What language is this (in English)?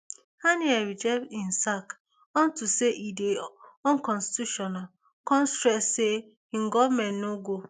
Nigerian Pidgin